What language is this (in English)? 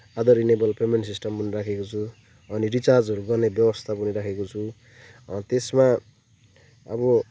Nepali